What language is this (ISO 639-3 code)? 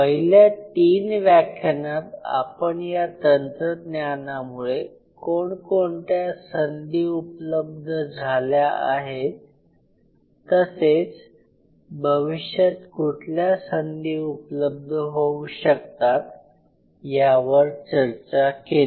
mar